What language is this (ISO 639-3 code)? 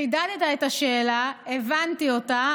heb